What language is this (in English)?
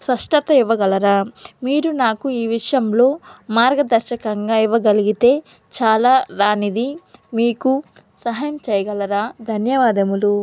Telugu